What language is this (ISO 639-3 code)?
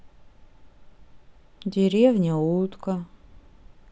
rus